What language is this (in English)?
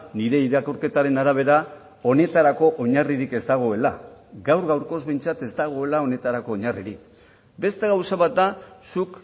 Basque